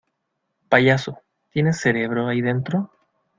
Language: Spanish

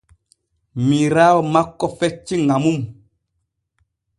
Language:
Borgu Fulfulde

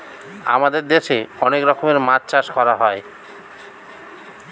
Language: Bangla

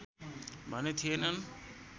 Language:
Nepali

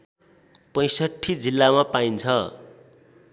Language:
Nepali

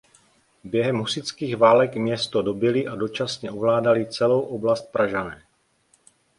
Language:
Czech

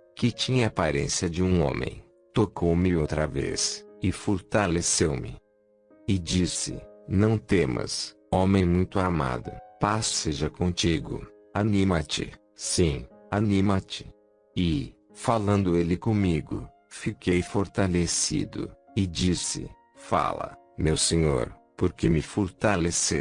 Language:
Portuguese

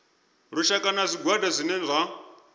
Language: Venda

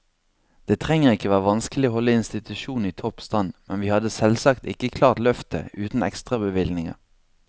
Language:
Norwegian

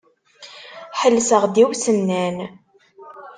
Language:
Kabyle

